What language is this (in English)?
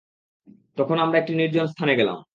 Bangla